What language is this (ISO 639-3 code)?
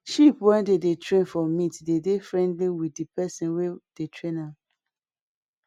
pcm